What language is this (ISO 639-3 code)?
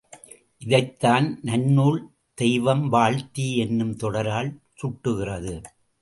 tam